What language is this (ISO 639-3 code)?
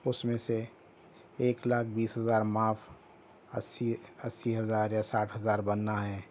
urd